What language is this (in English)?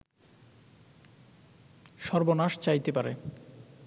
Bangla